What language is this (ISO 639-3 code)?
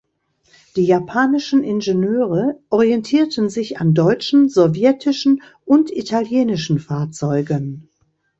deu